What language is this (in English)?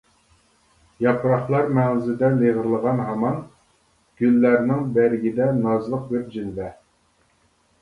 Uyghur